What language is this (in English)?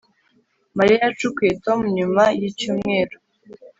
Kinyarwanda